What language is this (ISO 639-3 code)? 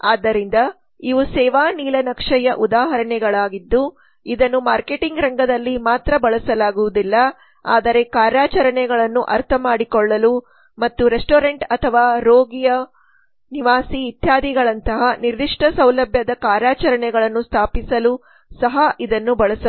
kan